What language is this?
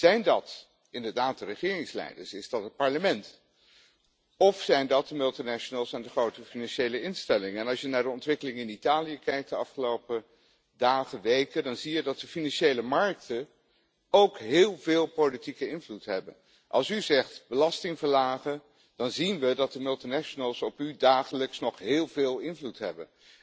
Dutch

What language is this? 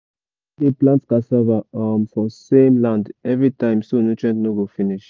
Nigerian Pidgin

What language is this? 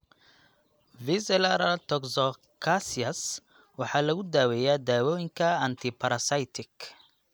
Somali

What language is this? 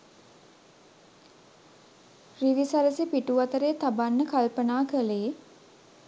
Sinhala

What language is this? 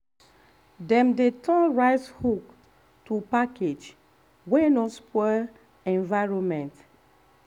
Nigerian Pidgin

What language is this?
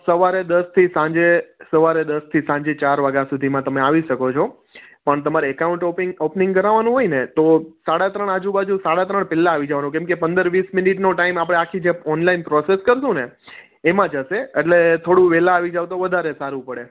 Gujarati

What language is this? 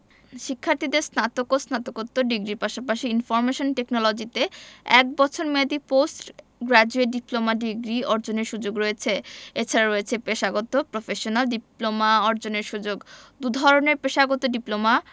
Bangla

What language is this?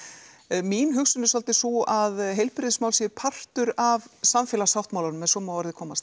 Icelandic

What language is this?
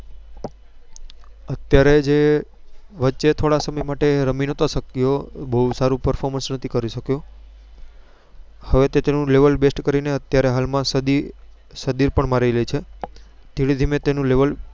Gujarati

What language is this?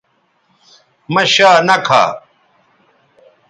Bateri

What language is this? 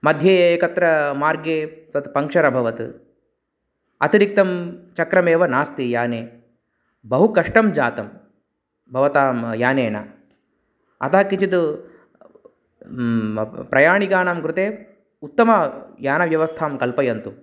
Sanskrit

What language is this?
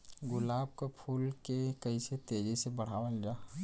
Bhojpuri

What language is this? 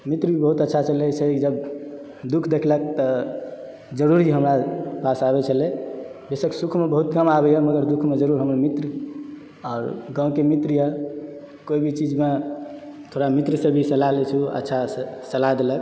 Maithili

